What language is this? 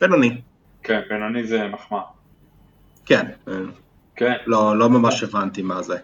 Hebrew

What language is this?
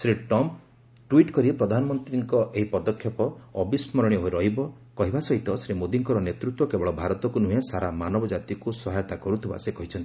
Odia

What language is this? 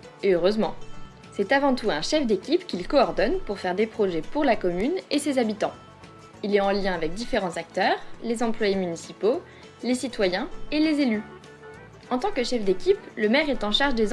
French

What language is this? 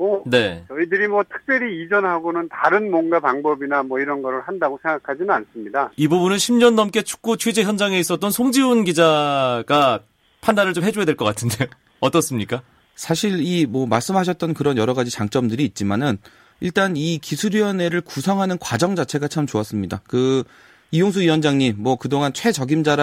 Korean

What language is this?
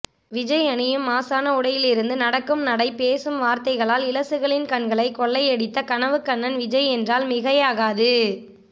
Tamil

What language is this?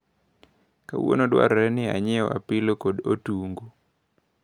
Luo (Kenya and Tanzania)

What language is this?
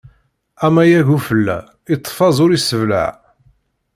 Kabyle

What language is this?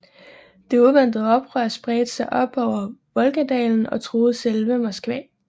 Danish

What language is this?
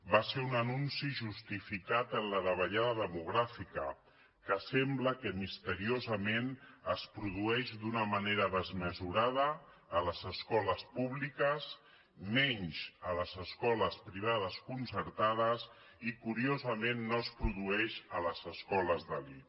Catalan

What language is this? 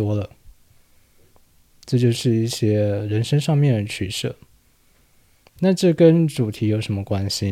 Chinese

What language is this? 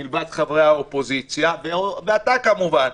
Hebrew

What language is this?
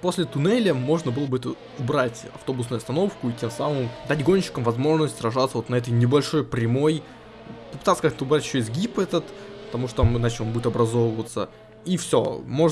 Russian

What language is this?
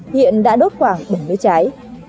Vietnamese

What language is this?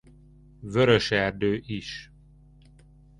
Hungarian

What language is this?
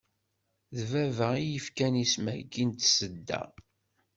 Kabyle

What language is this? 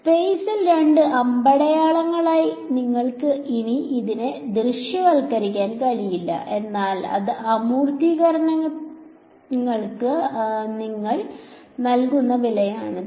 Malayalam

